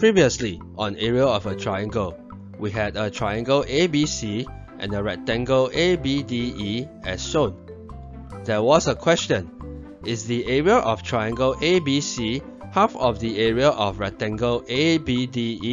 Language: English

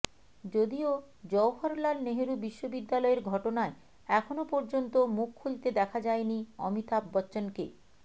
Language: Bangla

